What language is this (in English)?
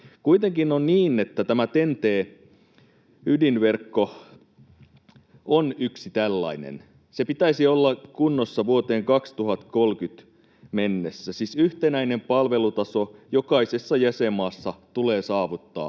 Finnish